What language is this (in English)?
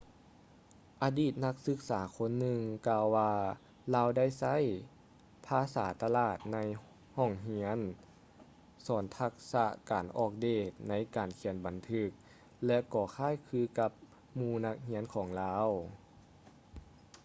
Lao